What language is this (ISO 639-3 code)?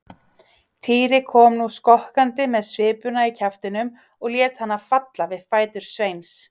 isl